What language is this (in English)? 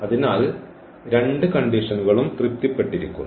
Malayalam